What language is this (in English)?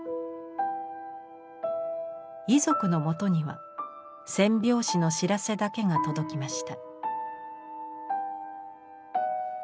Japanese